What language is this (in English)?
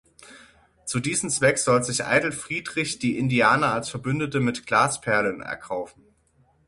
German